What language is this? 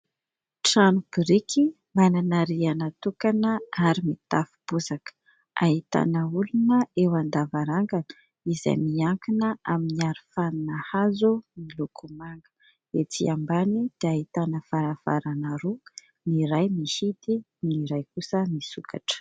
Malagasy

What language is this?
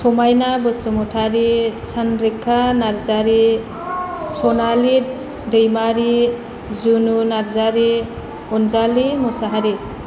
Bodo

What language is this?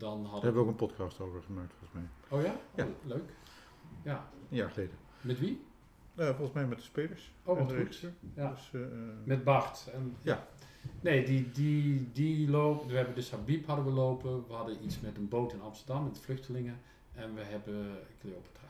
Dutch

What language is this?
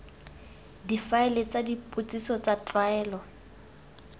Tswana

